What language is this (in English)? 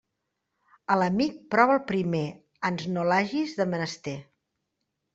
Catalan